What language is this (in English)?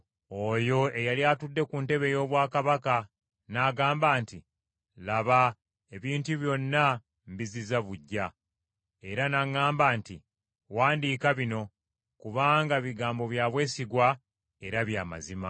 Ganda